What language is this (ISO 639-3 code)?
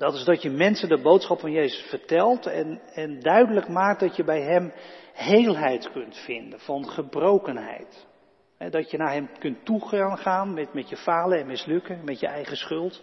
nld